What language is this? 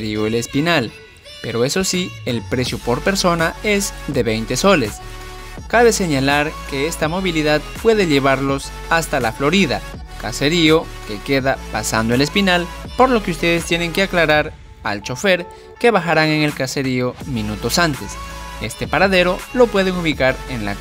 Spanish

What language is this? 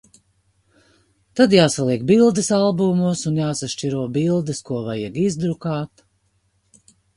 Latvian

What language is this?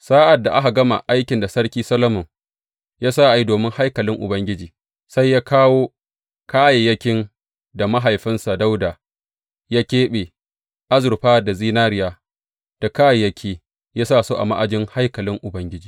Hausa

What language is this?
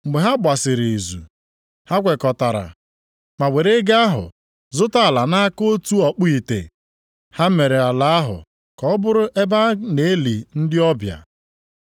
Igbo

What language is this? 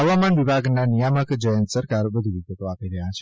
Gujarati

